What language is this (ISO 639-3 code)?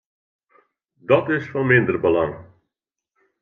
fry